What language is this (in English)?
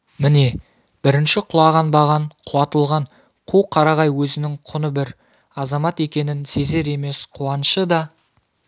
Kazakh